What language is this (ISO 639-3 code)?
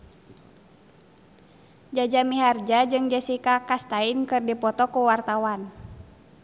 sun